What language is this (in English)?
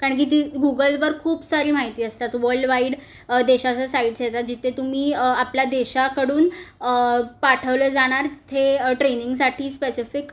Marathi